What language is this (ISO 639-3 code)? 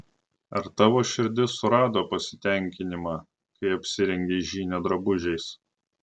lit